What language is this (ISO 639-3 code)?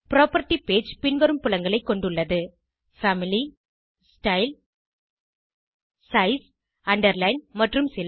tam